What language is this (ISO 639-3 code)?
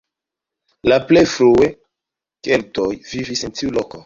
epo